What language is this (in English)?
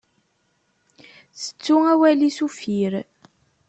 Kabyle